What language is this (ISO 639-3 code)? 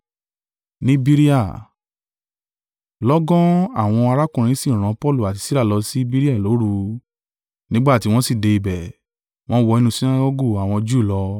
yor